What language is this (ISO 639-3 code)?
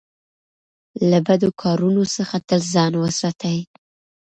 pus